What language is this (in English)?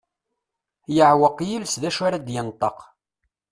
Kabyle